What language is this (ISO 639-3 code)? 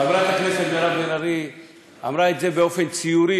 heb